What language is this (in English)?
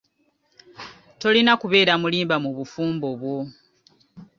Ganda